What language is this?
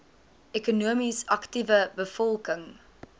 Afrikaans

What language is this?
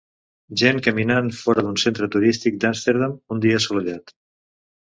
Catalan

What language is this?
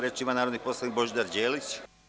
Serbian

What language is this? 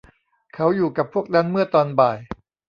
Thai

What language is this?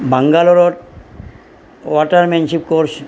Assamese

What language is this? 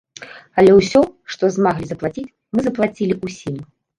Belarusian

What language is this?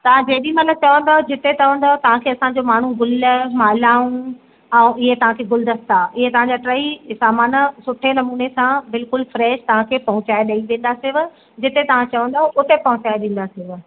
Sindhi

